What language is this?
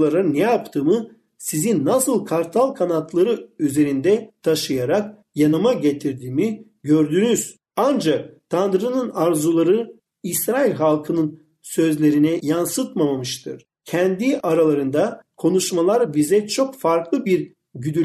Turkish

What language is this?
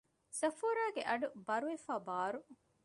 Divehi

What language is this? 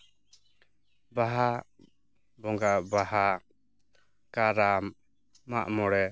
Santali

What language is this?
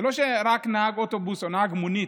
Hebrew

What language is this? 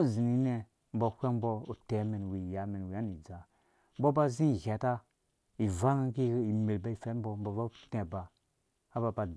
Dũya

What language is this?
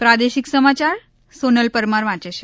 Gujarati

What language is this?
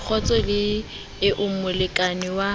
Southern Sotho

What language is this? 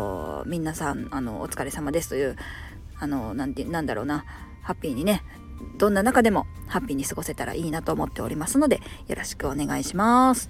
Japanese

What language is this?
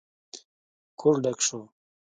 Pashto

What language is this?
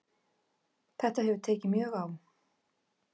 Icelandic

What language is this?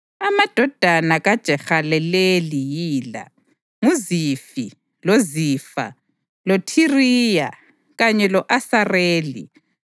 North Ndebele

